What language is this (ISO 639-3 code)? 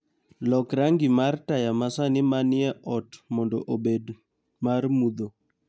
luo